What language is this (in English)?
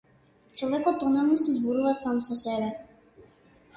Macedonian